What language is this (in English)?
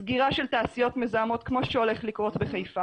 Hebrew